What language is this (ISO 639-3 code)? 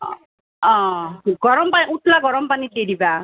asm